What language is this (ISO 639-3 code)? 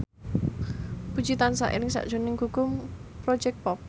jav